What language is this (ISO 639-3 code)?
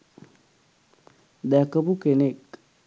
sin